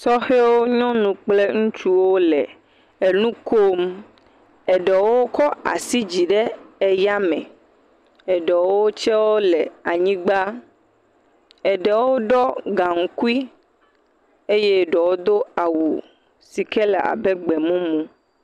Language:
Ewe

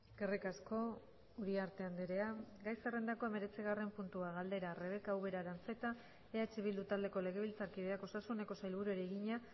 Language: Basque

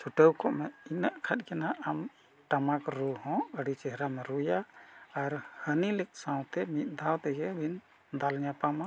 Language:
Santali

